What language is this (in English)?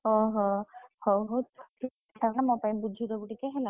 Odia